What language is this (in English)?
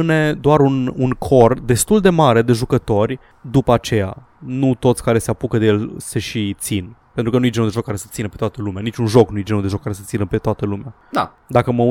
Romanian